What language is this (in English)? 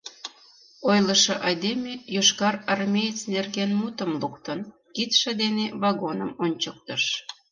Mari